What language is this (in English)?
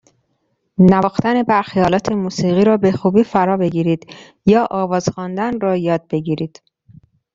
Persian